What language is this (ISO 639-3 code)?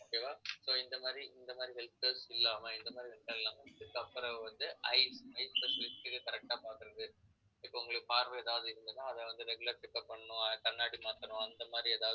tam